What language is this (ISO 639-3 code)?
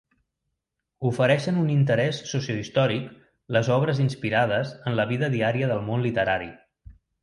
cat